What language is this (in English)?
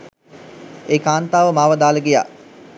Sinhala